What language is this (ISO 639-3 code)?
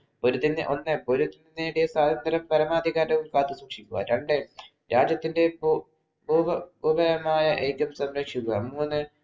mal